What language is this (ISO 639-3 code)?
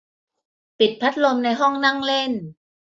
tha